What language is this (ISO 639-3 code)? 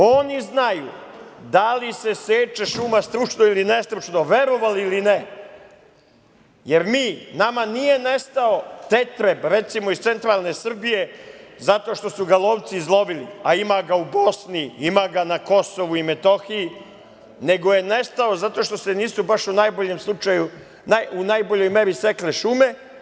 srp